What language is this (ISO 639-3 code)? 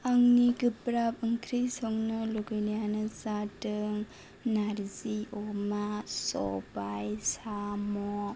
brx